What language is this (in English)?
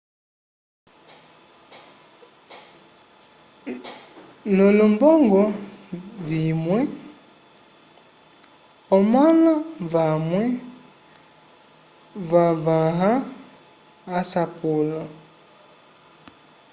Umbundu